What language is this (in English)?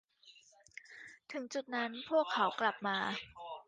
Thai